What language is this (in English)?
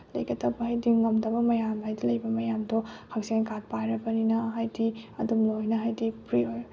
Manipuri